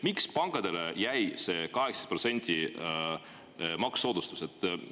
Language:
Estonian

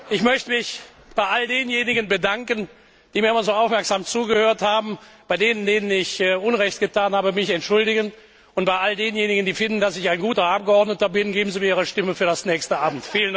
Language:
German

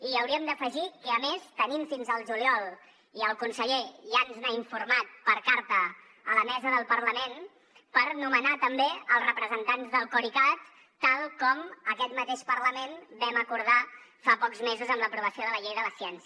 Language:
Catalan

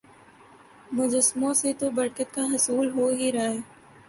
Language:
Urdu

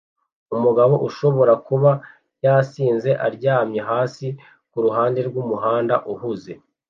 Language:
Kinyarwanda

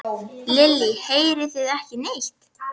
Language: Icelandic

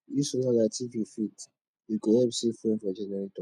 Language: Nigerian Pidgin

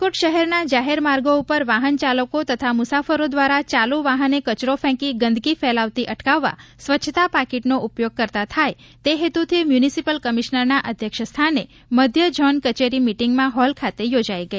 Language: Gujarati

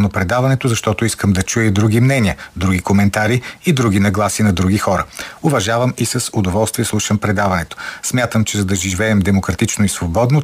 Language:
Bulgarian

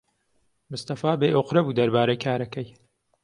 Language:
Central Kurdish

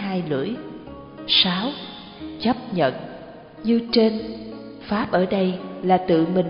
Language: Vietnamese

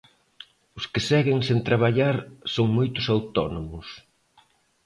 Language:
Galician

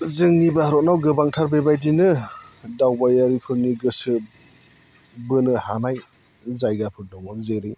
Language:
Bodo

